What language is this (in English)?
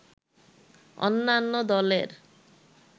Bangla